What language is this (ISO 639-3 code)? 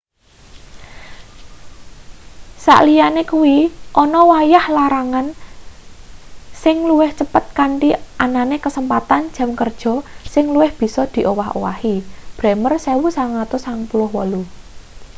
jav